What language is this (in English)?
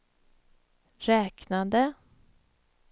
Swedish